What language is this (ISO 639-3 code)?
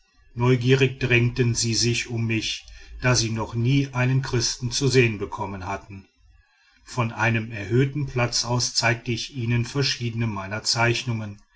deu